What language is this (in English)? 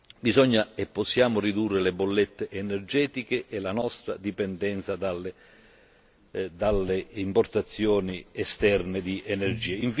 Italian